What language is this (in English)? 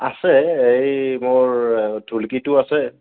Assamese